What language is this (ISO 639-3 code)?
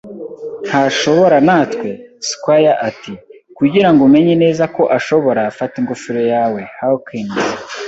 kin